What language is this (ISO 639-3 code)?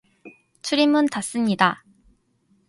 kor